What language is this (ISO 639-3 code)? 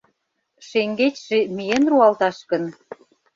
chm